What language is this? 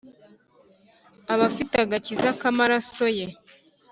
Kinyarwanda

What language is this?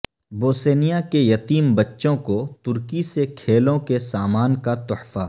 Urdu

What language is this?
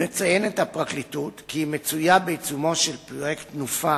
Hebrew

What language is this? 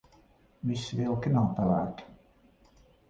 Latvian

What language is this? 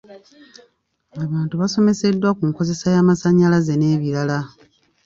Ganda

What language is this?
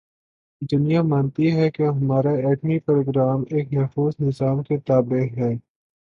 Urdu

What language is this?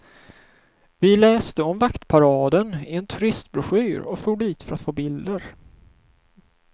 Swedish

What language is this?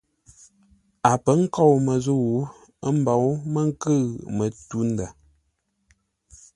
Ngombale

